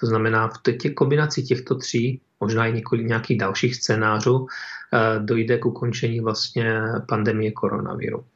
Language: Czech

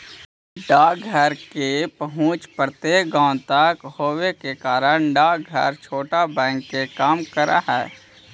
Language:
Magahi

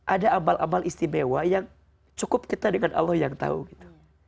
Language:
Indonesian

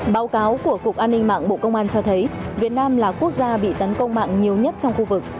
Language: Vietnamese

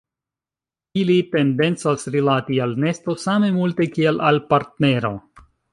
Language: Esperanto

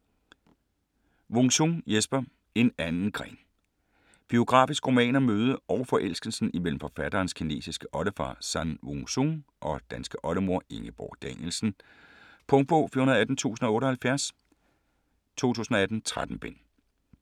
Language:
Danish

